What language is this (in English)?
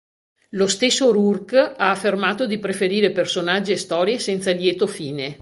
Italian